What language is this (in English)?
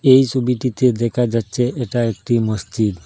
Bangla